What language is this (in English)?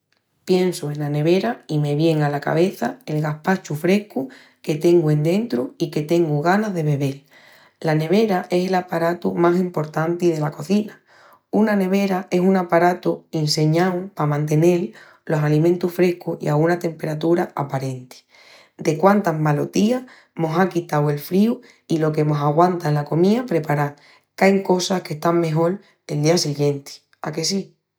Extremaduran